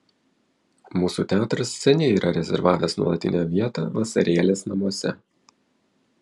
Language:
Lithuanian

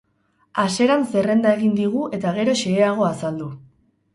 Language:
Basque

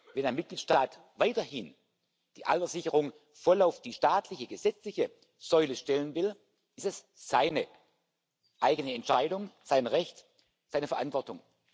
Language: German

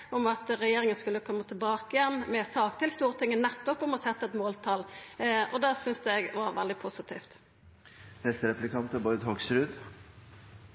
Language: Norwegian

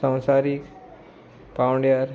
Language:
Konkani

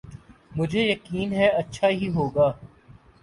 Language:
Urdu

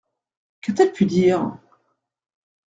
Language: French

